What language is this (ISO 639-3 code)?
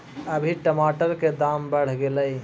mag